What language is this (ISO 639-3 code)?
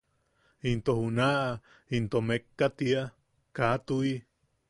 yaq